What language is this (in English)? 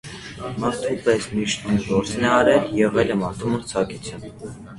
Armenian